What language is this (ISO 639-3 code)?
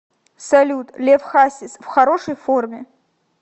rus